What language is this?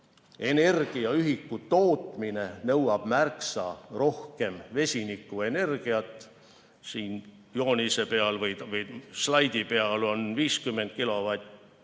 Estonian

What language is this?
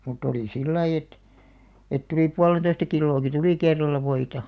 Finnish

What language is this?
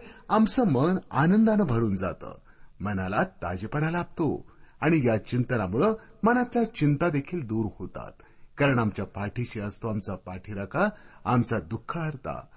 Marathi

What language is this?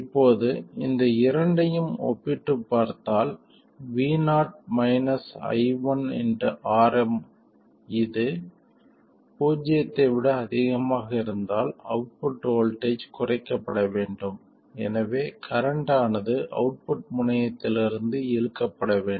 Tamil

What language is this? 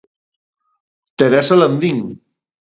Galician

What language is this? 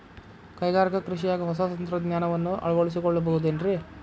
Kannada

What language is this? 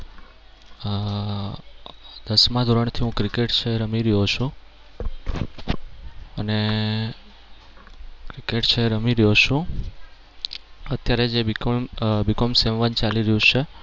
Gujarati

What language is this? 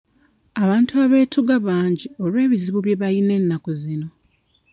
Ganda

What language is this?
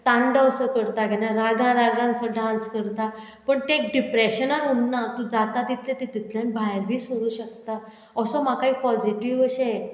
Konkani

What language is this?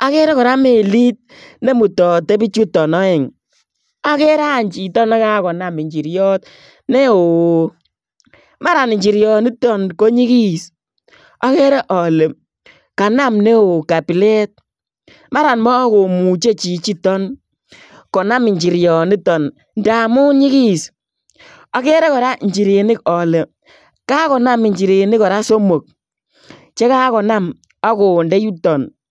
Kalenjin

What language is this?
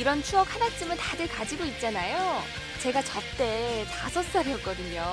Korean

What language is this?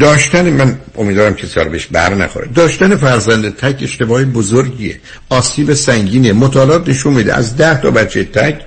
Persian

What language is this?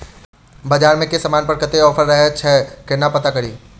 Maithili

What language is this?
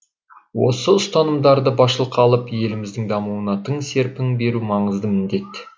Kazakh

